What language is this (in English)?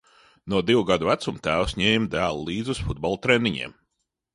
Latvian